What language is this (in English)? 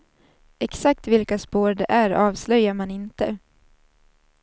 Swedish